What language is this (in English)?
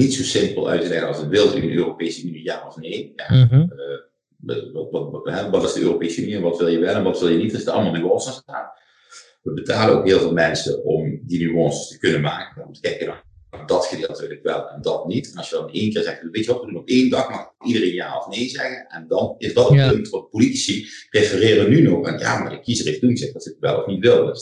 Dutch